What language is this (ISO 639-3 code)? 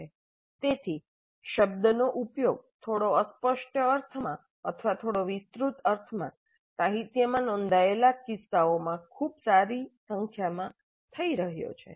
guj